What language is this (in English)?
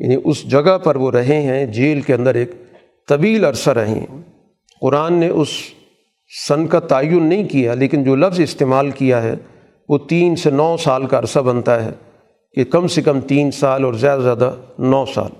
Urdu